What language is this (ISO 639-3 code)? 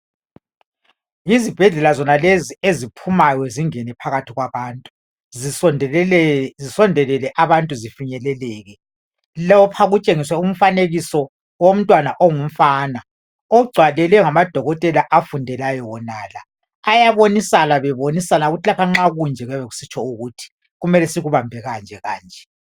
nde